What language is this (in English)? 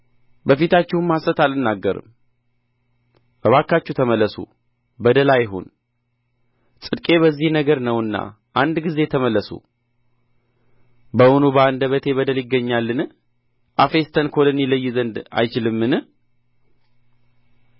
Amharic